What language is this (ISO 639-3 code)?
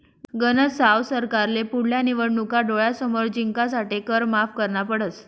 mar